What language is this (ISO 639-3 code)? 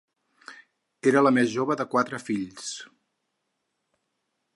cat